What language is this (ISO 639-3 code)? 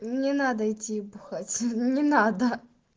rus